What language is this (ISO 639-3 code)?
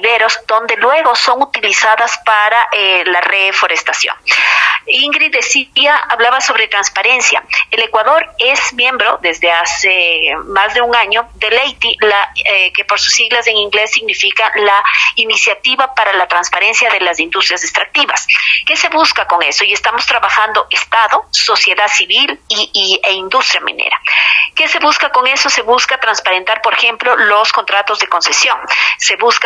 spa